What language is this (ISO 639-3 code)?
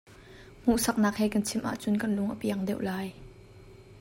cnh